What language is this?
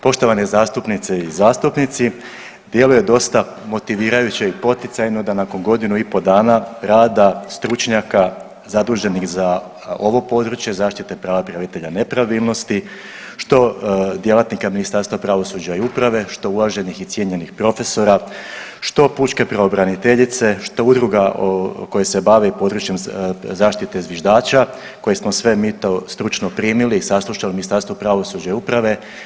Croatian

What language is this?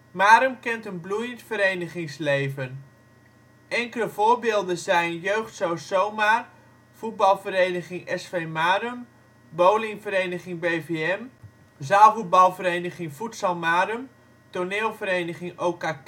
Dutch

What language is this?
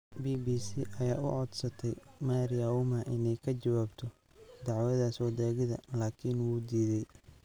Somali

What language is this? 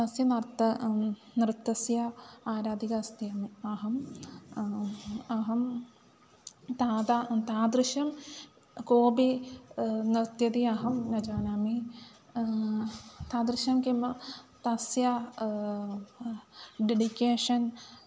Sanskrit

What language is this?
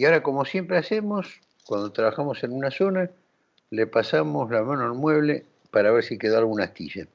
Spanish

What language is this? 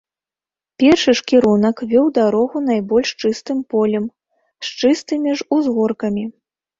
Belarusian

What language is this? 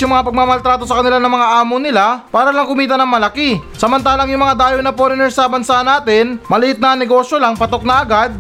Filipino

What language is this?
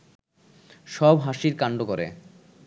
Bangla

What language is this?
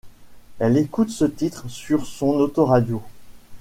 French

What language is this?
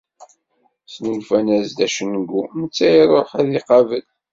Kabyle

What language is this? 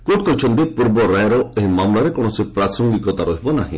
Odia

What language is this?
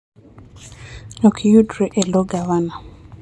Luo (Kenya and Tanzania)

